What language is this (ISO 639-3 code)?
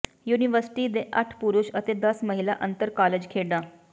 pan